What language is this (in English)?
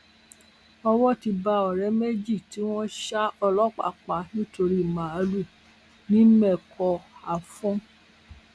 Yoruba